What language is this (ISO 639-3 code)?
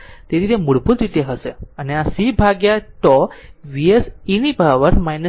guj